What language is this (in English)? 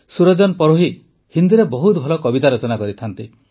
Odia